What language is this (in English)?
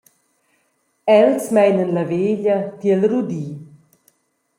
Romansh